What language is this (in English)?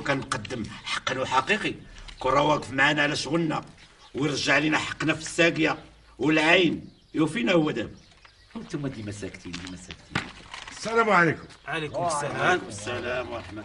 Arabic